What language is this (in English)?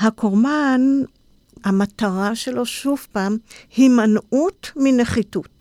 Hebrew